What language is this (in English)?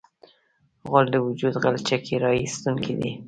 Pashto